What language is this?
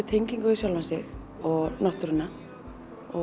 Icelandic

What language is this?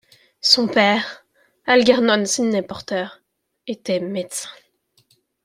French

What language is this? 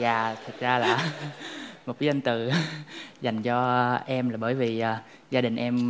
Vietnamese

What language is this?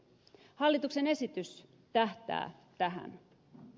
Finnish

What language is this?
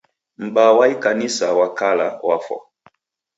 Taita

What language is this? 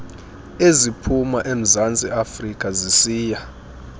Xhosa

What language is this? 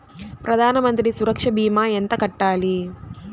Telugu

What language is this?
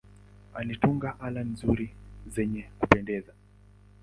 Swahili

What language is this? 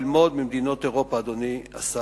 Hebrew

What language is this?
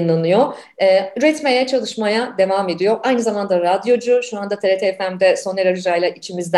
Turkish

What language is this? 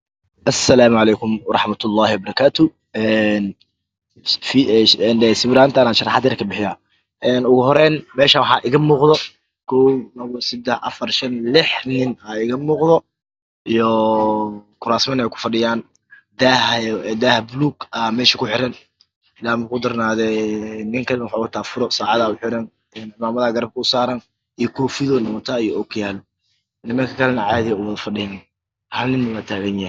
Somali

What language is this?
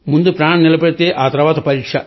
Telugu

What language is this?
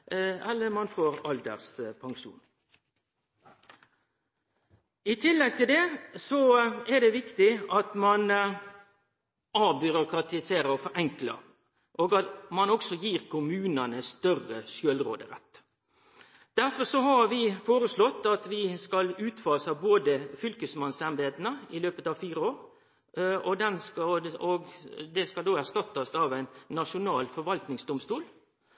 Norwegian Nynorsk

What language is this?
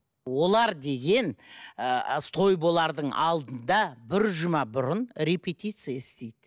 Kazakh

